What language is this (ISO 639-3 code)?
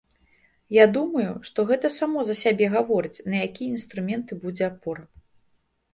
bel